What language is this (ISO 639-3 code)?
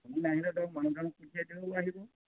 asm